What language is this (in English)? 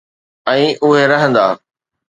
Sindhi